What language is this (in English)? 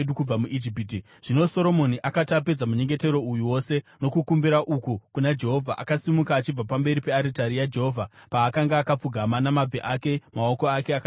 Shona